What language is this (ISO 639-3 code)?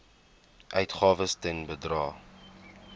afr